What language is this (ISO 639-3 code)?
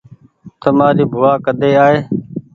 gig